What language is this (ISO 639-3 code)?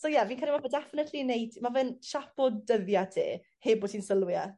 cym